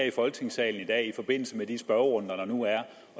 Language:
Danish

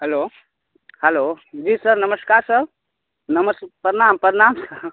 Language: Maithili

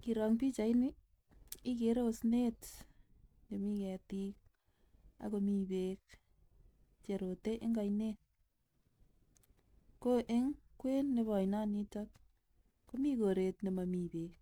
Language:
Kalenjin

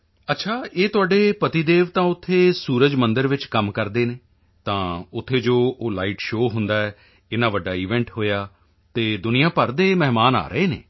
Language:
Punjabi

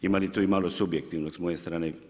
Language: Croatian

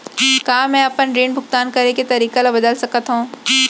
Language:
Chhattisgarhi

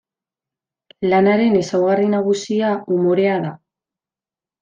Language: Basque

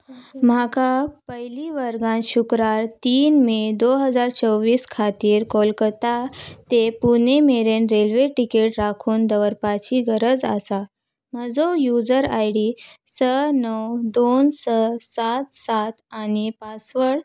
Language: Konkani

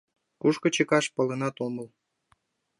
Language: Mari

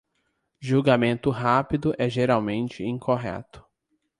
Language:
Portuguese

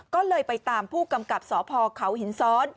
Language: Thai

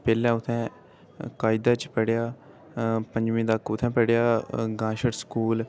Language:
Dogri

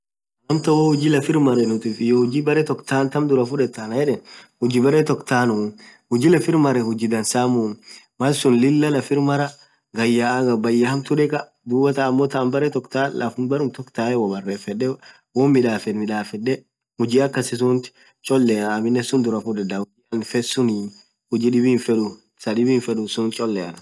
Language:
Orma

